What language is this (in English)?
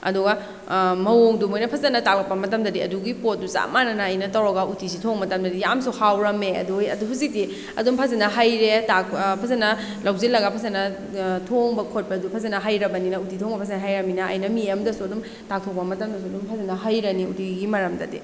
Manipuri